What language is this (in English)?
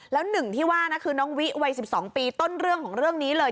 Thai